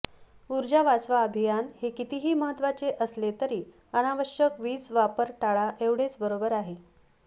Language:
Marathi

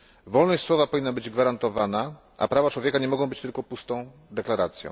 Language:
Polish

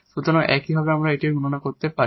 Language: Bangla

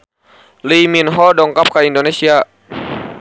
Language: Sundanese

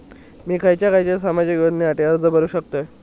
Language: Marathi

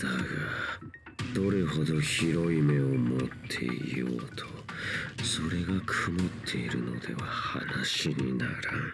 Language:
Japanese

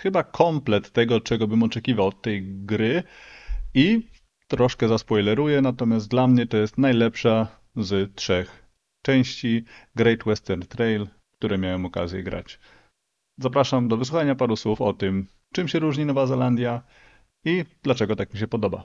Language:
Polish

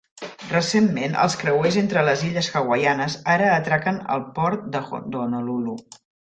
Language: Catalan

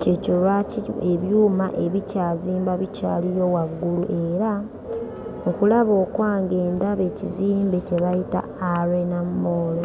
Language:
Ganda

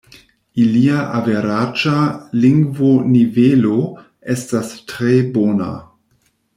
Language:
Esperanto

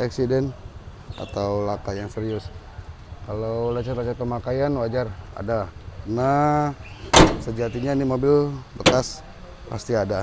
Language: Indonesian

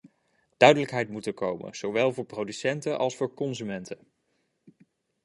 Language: Dutch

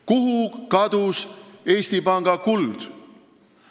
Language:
Estonian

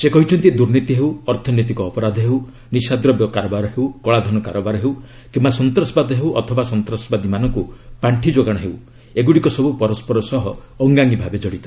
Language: Odia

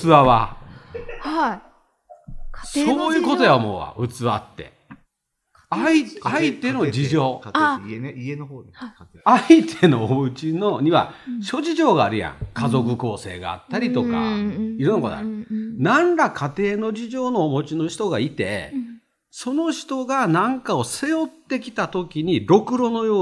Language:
Japanese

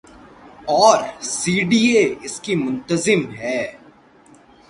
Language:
Urdu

